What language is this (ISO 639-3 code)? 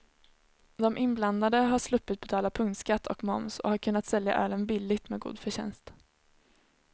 swe